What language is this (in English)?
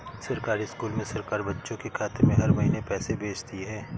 Hindi